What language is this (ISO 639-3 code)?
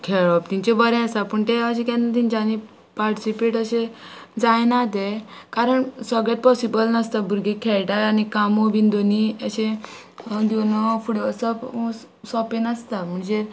kok